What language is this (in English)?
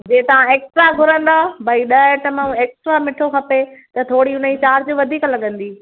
Sindhi